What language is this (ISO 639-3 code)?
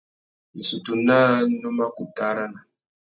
bag